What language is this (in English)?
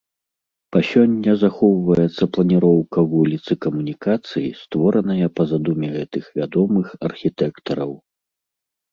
Belarusian